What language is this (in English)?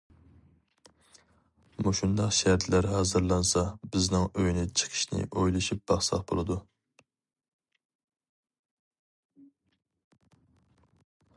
Uyghur